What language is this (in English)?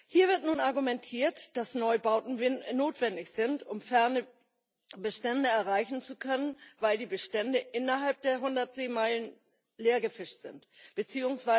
German